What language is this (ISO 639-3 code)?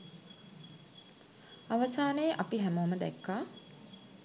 sin